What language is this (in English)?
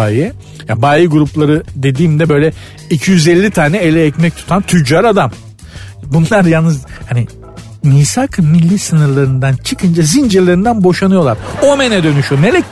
Turkish